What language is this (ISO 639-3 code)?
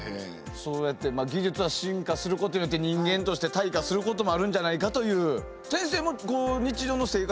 jpn